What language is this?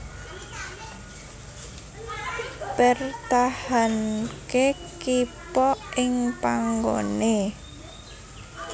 Javanese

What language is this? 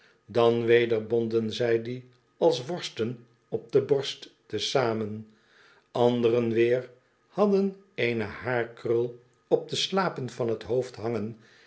Dutch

